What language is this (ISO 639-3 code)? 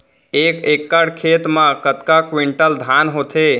hne